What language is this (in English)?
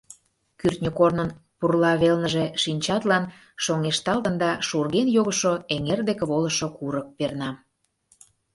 Mari